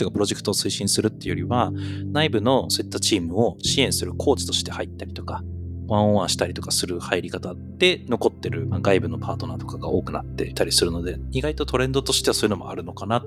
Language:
Japanese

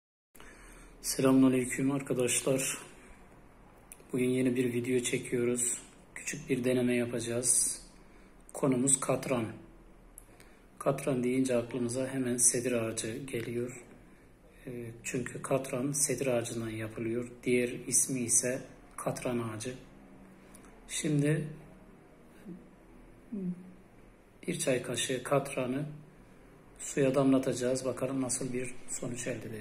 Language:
Turkish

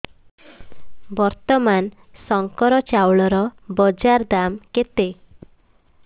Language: Odia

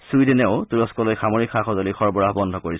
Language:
Assamese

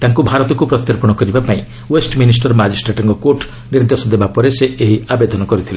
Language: Odia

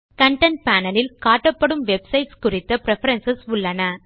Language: Tamil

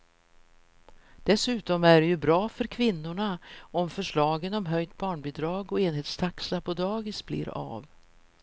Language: Swedish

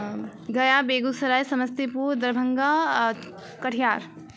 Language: Maithili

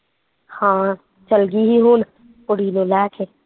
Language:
Punjabi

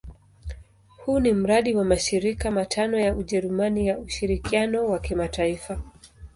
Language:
Swahili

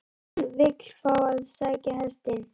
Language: Icelandic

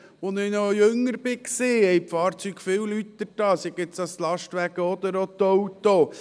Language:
Swiss German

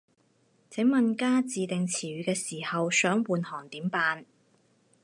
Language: Cantonese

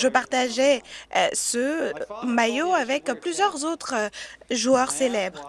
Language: French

